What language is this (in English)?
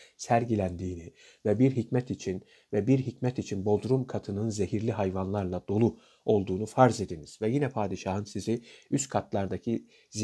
Turkish